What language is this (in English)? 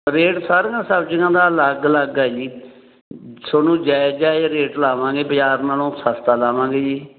Punjabi